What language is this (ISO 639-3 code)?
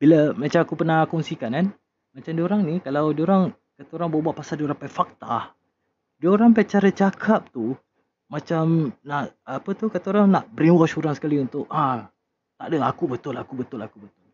msa